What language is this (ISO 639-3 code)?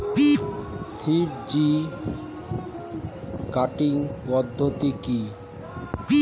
ben